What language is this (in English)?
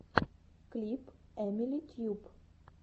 Russian